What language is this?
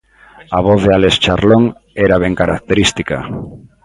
Galician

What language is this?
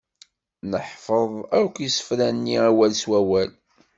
Kabyle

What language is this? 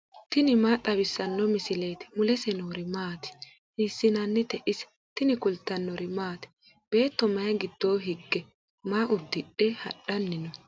Sidamo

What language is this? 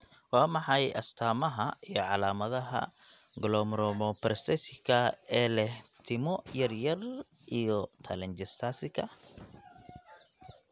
Somali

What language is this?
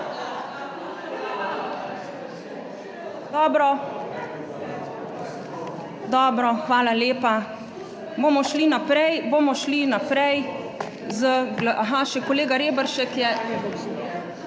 Slovenian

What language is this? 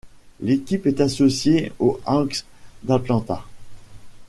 French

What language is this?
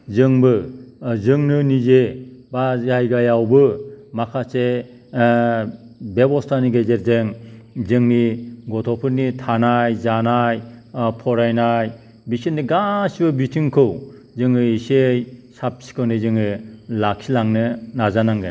Bodo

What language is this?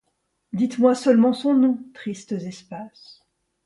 French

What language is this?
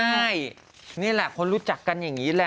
Thai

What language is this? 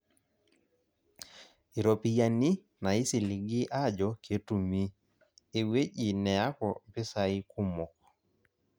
Masai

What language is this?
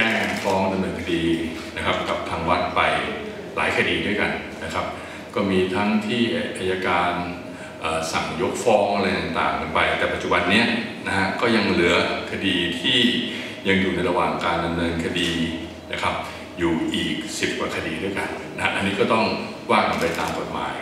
Thai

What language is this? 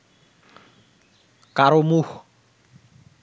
Bangla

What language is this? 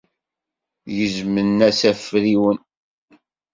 Kabyle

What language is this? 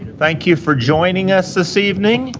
English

